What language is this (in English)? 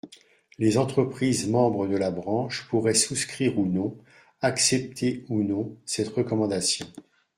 French